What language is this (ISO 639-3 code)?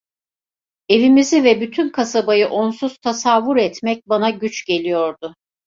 tur